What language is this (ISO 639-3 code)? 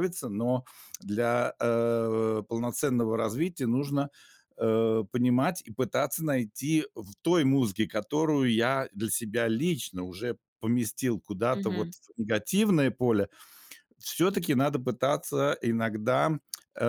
rus